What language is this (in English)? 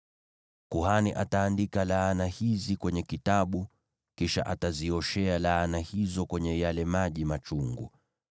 Swahili